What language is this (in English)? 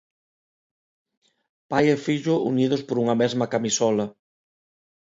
Galician